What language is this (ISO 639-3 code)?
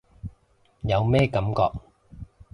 yue